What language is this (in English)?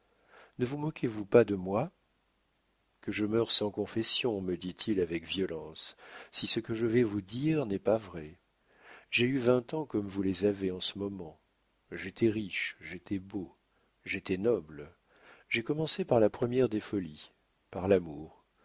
French